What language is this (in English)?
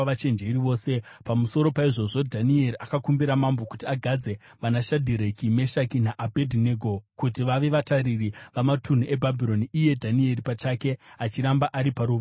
Shona